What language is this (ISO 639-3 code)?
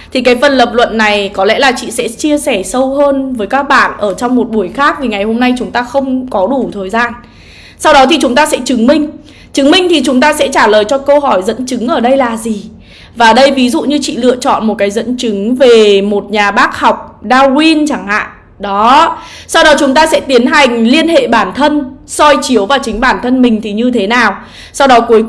vie